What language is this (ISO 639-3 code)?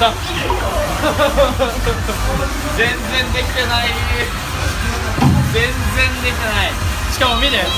jpn